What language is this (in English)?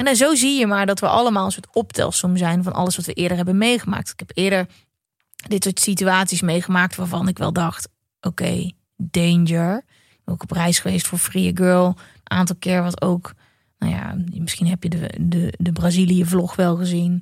Dutch